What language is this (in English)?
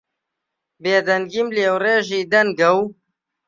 Central Kurdish